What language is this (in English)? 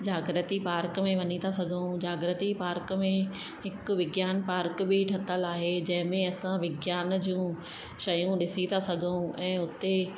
Sindhi